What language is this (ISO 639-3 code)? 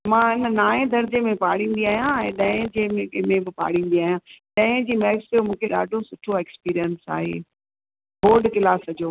snd